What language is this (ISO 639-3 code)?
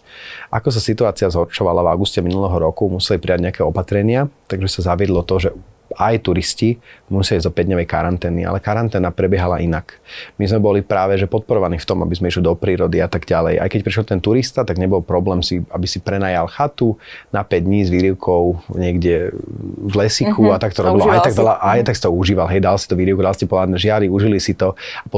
slk